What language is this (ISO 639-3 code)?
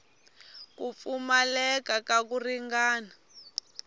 tso